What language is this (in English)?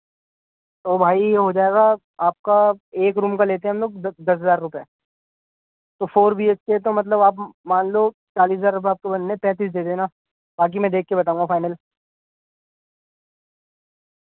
Urdu